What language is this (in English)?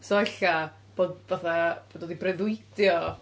Welsh